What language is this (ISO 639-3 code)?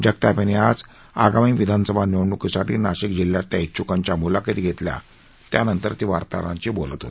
mar